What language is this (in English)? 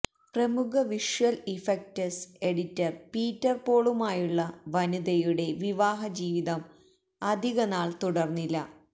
Malayalam